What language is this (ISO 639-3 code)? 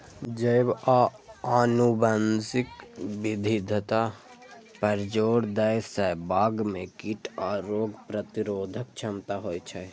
mai